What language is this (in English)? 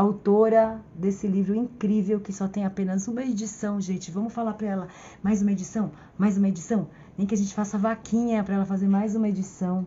Portuguese